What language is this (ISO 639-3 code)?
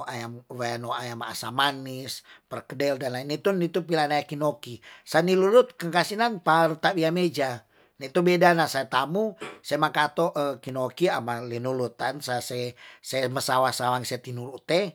tdn